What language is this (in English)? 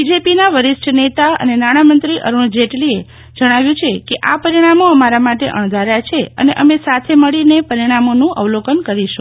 Gujarati